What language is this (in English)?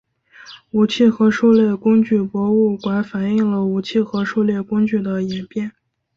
Chinese